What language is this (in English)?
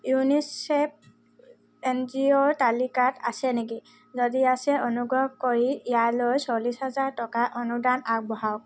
Assamese